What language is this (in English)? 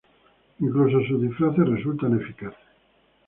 Spanish